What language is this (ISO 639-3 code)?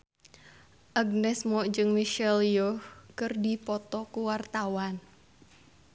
sun